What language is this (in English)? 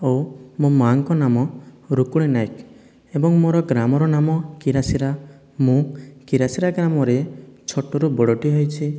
Odia